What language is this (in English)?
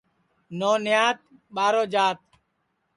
Sansi